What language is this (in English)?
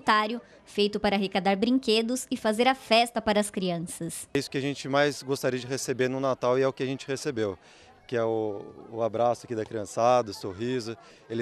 Portuguese